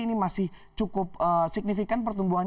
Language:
Indonesian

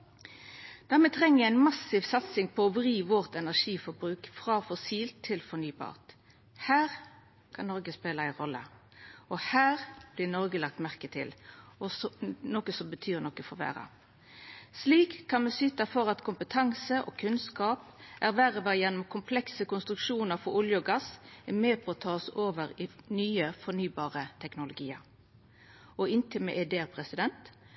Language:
Norwegian Nynorsk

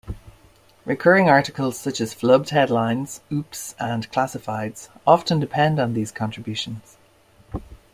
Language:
English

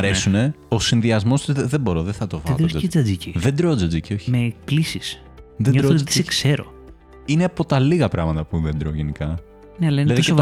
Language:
Greek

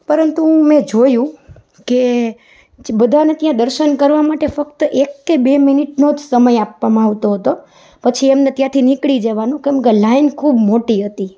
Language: Gujarati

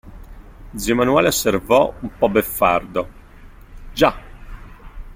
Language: Italian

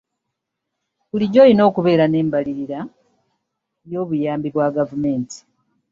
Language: Ganda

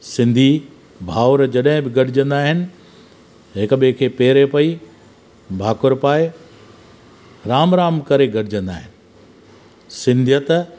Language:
Sindhi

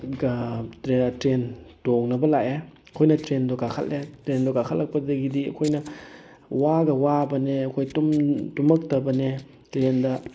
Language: Manipuri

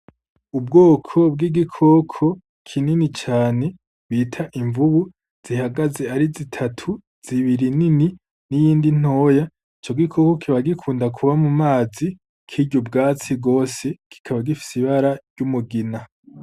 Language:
Rundi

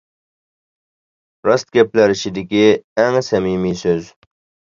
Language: Uyghur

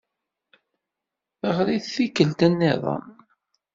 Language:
Kabyle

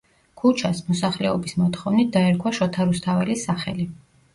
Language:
Georgian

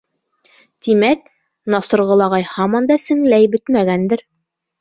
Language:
Bashkir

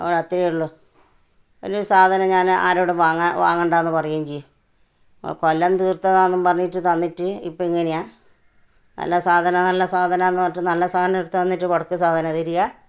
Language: Malayalam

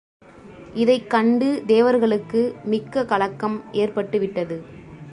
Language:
Tamil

